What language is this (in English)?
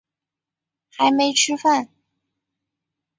Chinese